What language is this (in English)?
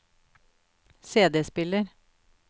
Norwegian